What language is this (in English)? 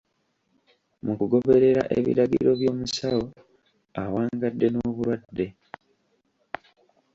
Ganda